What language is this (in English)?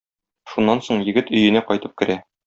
Tatar